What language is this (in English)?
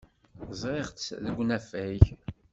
Kabyle